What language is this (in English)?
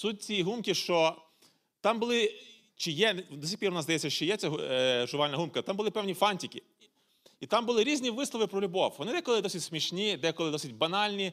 Ukrainian